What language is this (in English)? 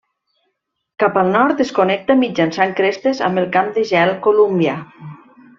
Catalan